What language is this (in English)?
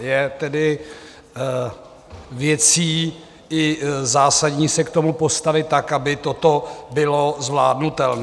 Czech